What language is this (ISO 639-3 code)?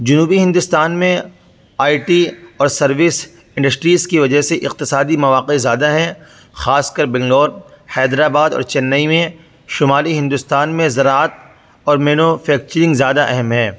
urd